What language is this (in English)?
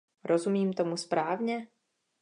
Czech